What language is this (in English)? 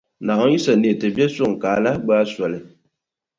Dagbani